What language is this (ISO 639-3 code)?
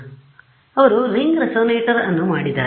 kan